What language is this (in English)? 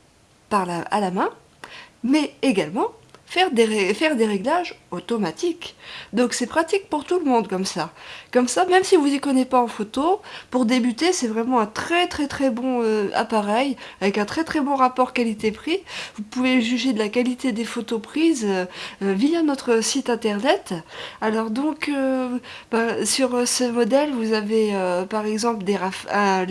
French